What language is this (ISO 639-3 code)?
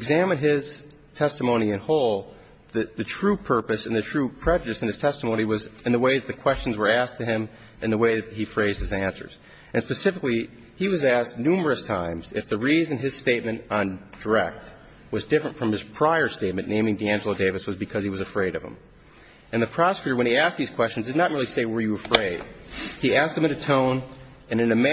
eng